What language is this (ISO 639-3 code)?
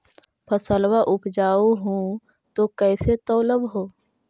mag